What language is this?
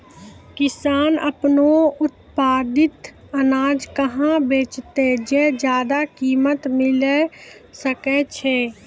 Maithili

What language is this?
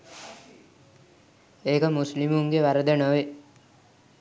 Sinhala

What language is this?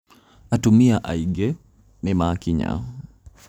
Kikuyu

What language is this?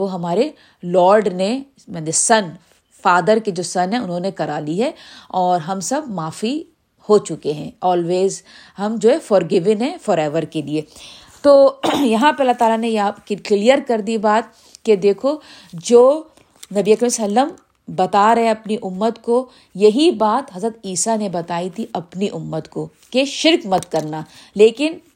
Urdu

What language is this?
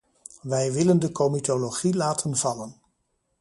Dutch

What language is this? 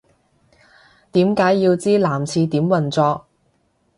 Cantonese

